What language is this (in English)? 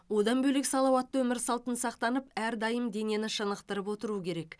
Kazakh